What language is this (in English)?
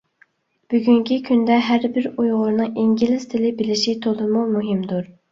Uyghur